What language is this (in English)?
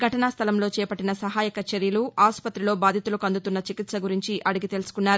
Telugu